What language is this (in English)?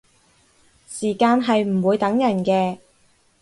Cantonese